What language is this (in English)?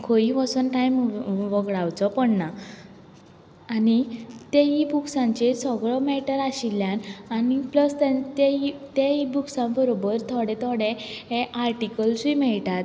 Konkani